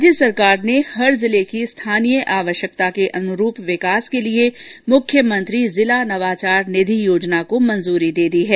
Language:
Hindi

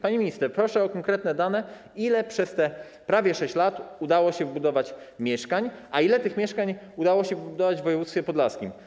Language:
Polish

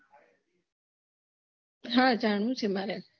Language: Gujarati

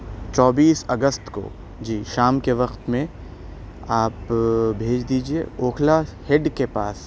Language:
Urdu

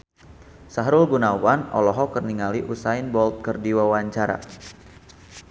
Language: Sundanese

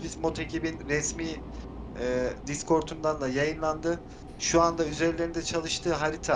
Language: Turkish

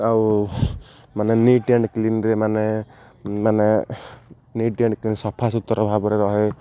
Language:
Odia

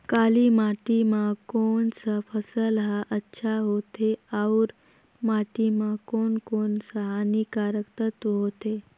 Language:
Chhattisgarhi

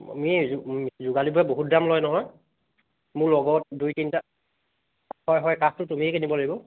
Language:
Assamese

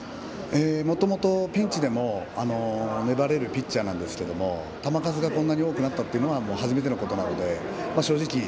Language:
Japanese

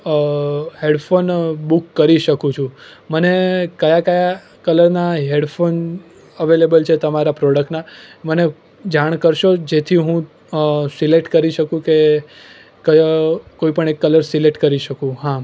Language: Gujarati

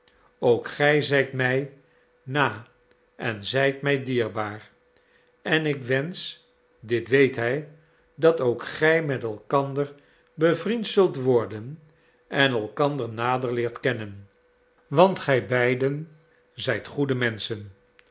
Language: Dutch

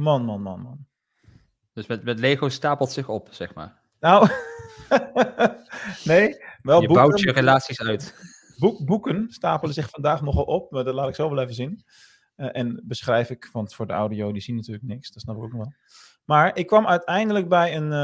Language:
Dutch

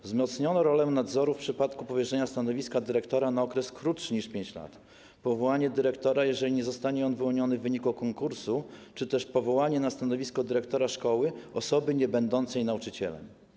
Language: Polish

